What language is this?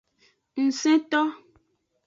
Aja (Benin)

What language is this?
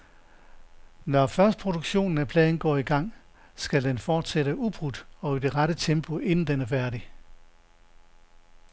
Danish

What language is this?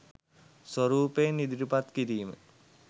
Sinhala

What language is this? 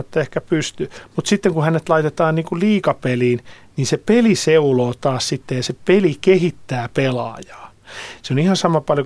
Finnish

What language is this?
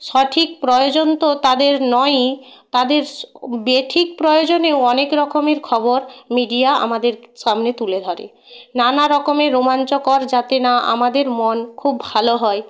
Bangla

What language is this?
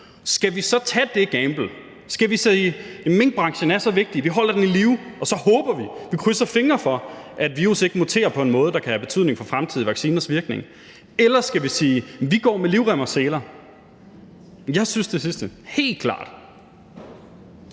Danish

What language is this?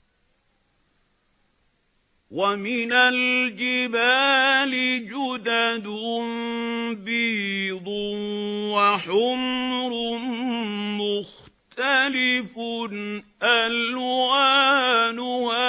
Arabic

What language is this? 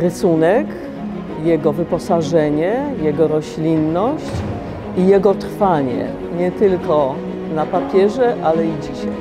Polish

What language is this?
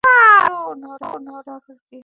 Bangla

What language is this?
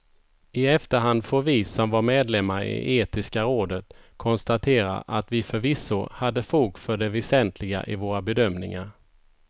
Swedish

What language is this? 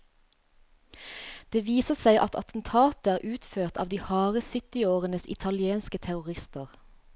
Norwegian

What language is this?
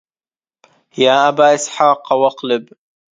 Arabic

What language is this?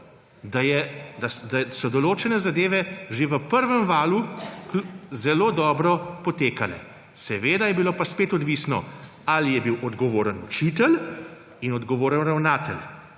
Slovenian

